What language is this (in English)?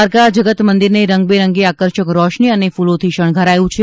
Gujarati